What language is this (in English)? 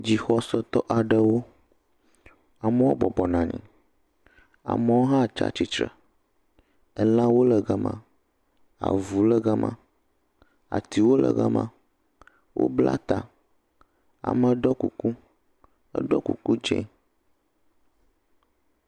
Ewe